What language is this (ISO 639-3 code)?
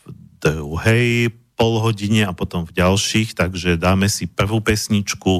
slk